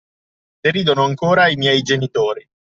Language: Italian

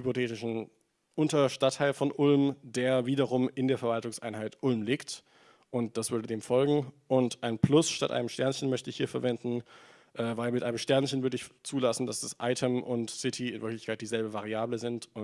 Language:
German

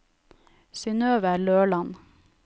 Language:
Norwegian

